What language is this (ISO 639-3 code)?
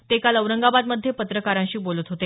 mar